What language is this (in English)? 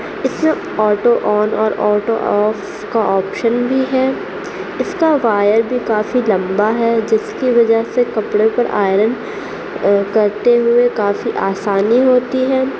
Urdu